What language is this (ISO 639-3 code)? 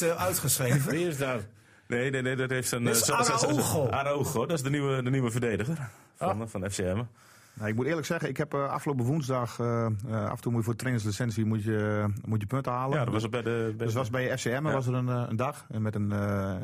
nld